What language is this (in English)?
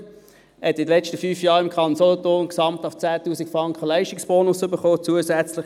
Swiss German